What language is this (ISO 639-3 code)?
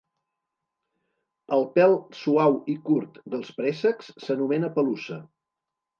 cat